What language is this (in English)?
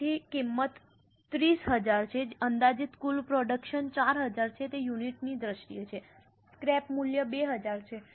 Gujarati